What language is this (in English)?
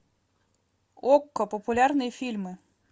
Russian